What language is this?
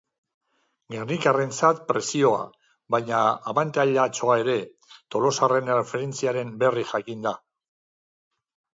Basque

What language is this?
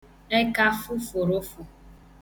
Igbo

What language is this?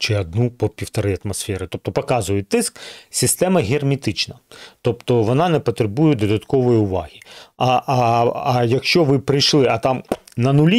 Ukrainian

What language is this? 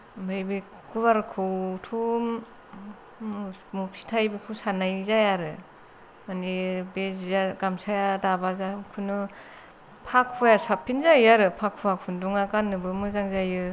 Bodo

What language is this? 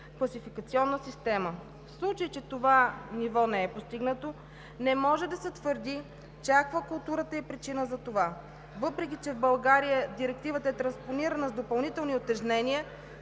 Bulgarian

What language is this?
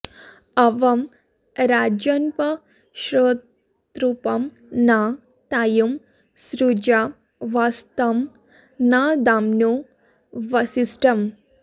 Sanskrit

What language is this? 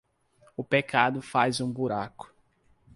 Portuguese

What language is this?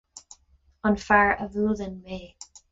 Irish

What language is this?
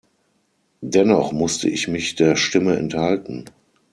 German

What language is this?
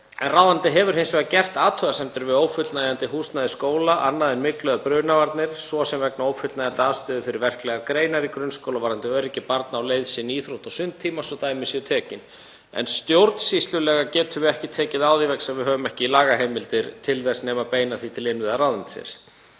Icelandic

